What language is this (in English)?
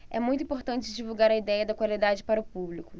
Portuguese